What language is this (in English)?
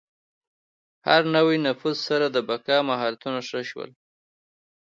Pashto